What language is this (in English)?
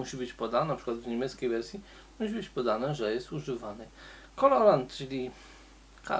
Polish